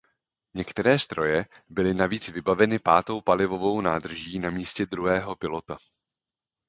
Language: Czech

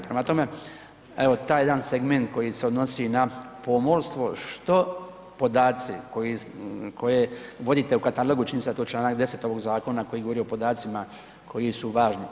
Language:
Croatian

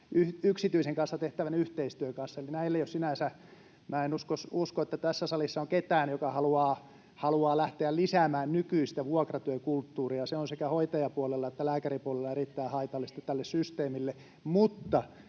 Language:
Finnish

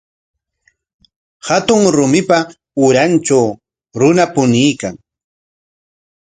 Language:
Corongo Ancash Quechua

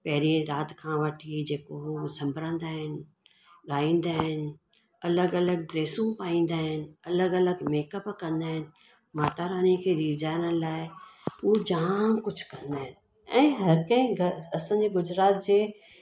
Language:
Sindhi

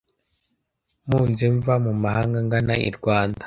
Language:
Kinyarwanda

